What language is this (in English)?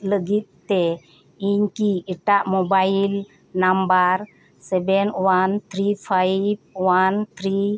Santali